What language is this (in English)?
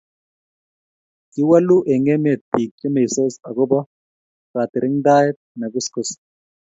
Kalenjin